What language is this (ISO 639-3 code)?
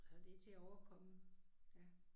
dan